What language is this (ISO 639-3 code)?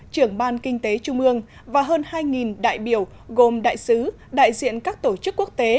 vie